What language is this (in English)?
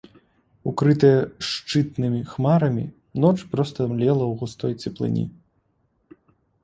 Belarusian